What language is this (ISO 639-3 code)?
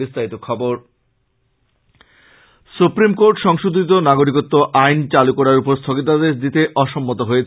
ben